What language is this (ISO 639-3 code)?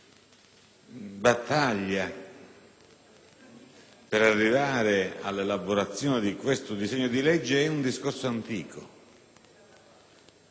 ita